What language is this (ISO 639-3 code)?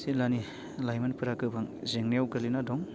brx